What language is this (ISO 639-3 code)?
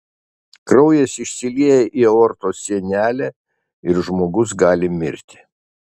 lit